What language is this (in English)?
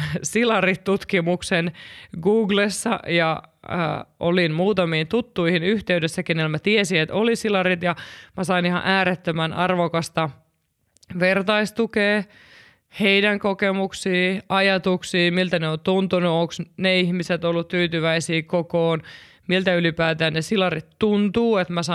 Finnish